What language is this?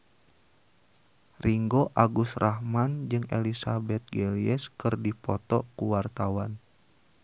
Sundanese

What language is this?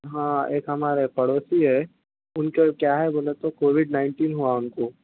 Urdu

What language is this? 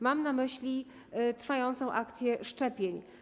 Polish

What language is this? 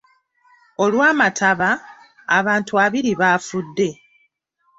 Ganda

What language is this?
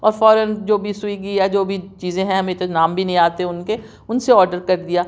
Urdu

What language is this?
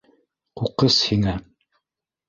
Bashkir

